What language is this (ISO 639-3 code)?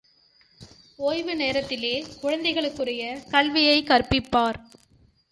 tam